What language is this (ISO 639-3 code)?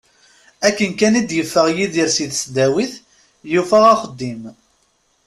kab